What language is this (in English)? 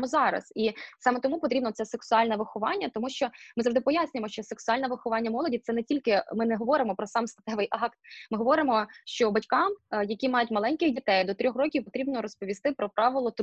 Ukrainian